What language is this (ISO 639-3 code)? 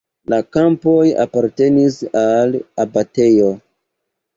epo